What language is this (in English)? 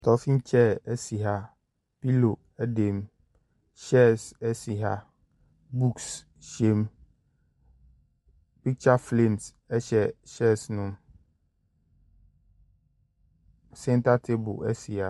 Akan